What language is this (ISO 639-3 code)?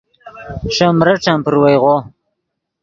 ydg